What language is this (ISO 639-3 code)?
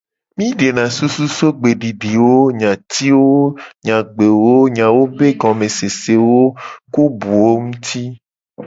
gej